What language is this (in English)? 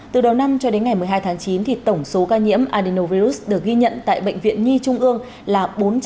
Vietnamese